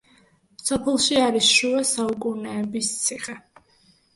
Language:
Georgian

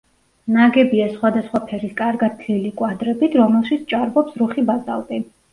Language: Georgian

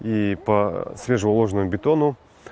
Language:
Russian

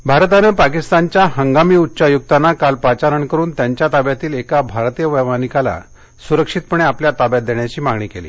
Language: Marathi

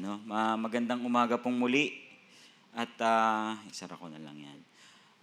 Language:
Filipino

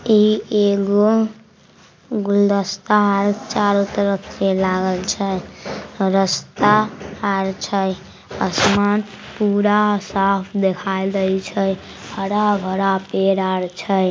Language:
Magahi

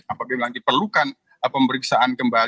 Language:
Indonesian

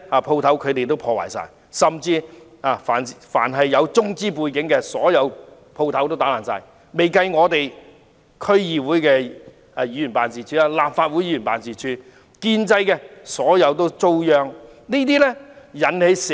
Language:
Cantonese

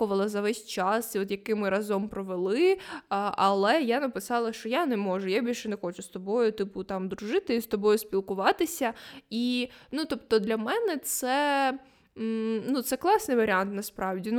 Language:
Ukrainian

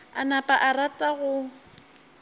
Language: Northern Sotho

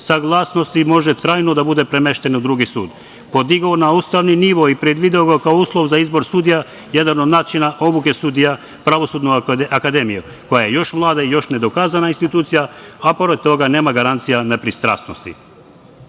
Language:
Serbian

